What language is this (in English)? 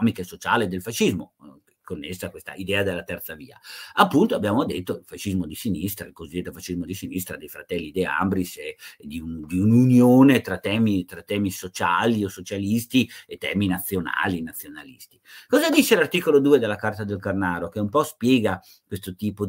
Italian